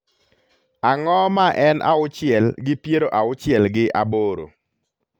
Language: Luo (Kenya and Tanzania)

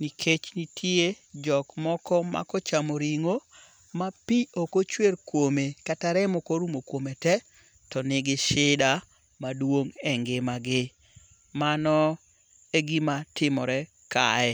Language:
Luo (Kenya and Tanzania)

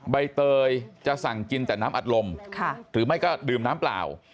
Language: Thai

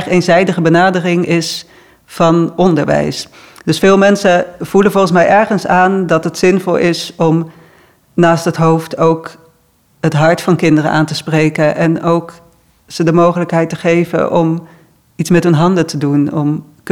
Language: Dutch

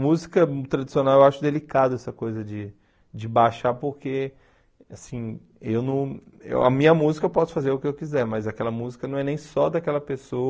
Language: Portuguese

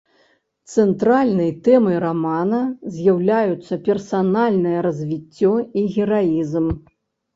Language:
Belarusian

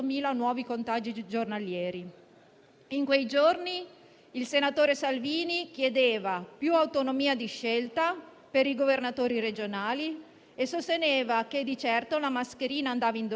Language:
Italian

